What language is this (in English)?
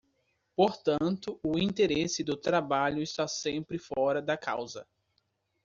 Portuguese